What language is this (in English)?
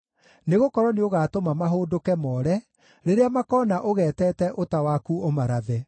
Kikuyu